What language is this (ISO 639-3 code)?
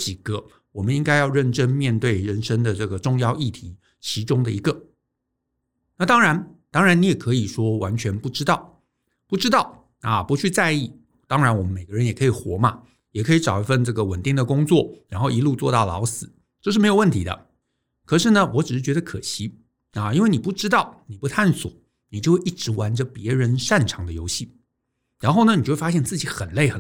zho